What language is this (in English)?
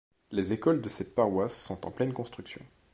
French